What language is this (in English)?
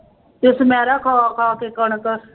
Punjabi